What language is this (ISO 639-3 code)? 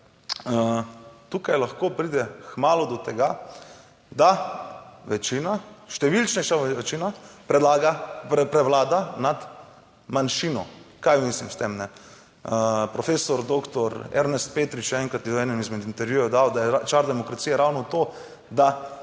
slv